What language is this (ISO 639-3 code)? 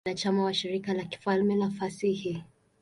swa